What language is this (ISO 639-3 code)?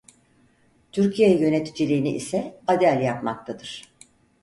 tur